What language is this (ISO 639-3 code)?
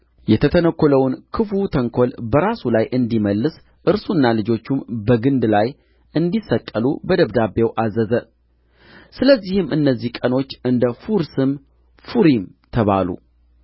amh